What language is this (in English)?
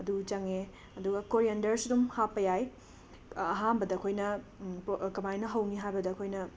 Manipuri